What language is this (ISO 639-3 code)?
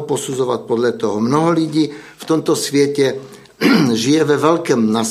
ces